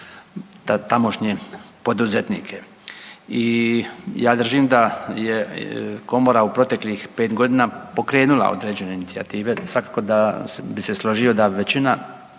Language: Croatian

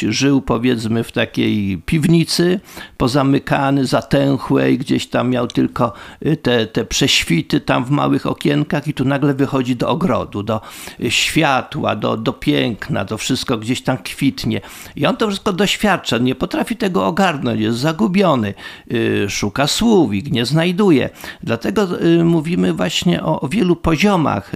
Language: Polish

